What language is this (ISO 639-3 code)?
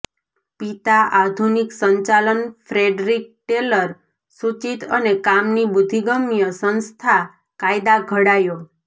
guj